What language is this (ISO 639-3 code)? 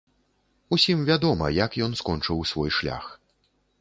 bel